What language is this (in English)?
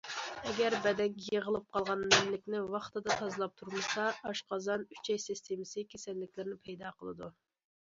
Uyghur